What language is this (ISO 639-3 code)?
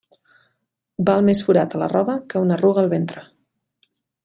cat